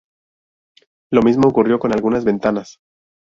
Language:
Spanish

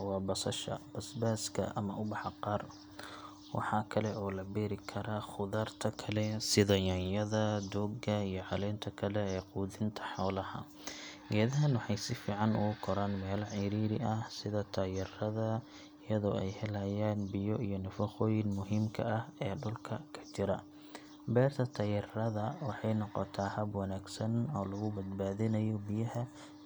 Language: Somali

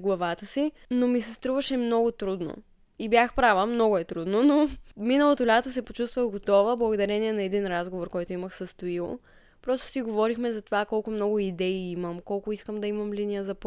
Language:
Bulgarian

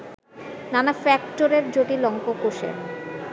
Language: Bangla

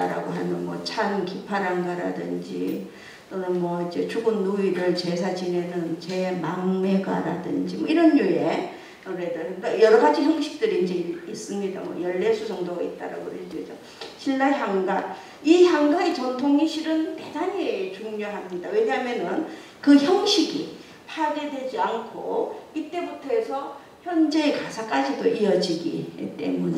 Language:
Korean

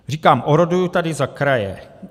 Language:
Czech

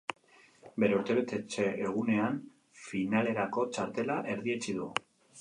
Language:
Basque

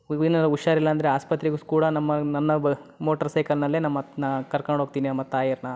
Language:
Kannada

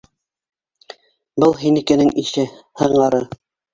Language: Bashkir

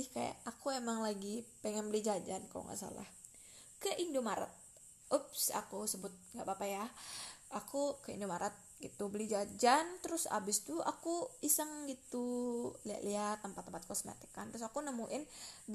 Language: Indonesian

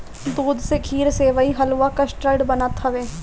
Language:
Bhojpuri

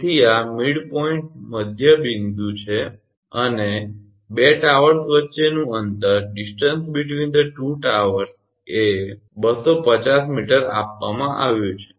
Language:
Gujarati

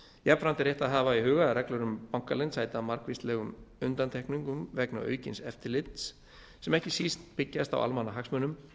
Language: Icelandic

